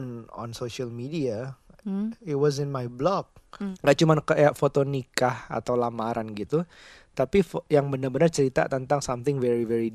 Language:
Indonesian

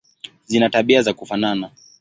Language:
Swahili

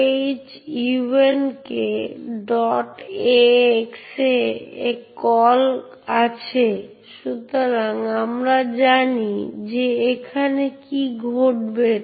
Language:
Bangla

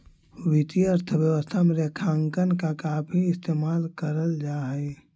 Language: Magahi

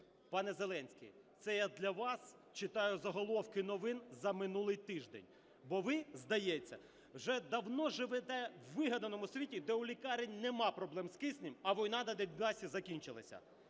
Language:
Ukrainian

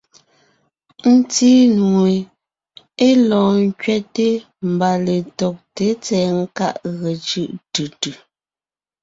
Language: Ngiemboon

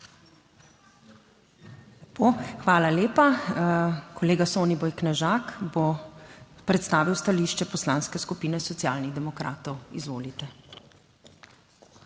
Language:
Slovenian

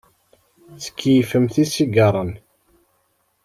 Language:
Kabyle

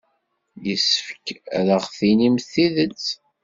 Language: Kabyle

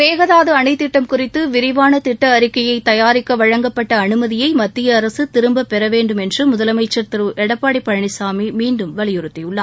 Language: Tamil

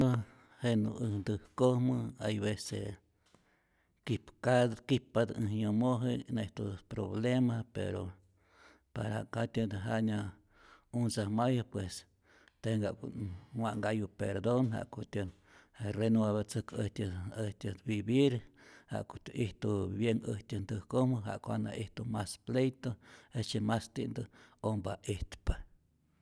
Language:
Rayón Zoque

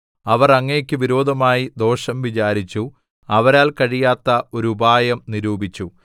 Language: Malayalam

